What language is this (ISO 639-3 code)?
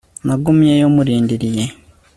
kin